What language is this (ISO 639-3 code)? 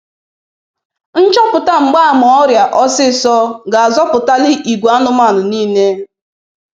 ibo